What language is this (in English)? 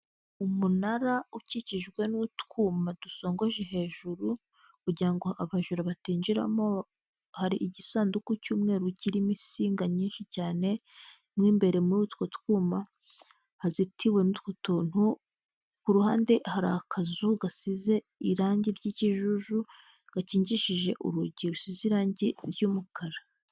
Kinyarwanda